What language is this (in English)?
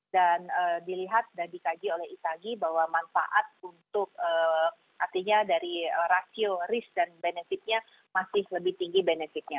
Indonesian